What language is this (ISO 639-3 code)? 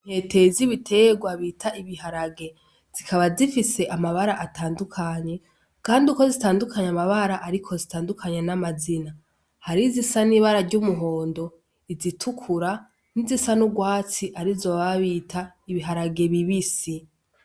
run